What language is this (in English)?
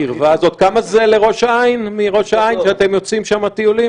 Hebrew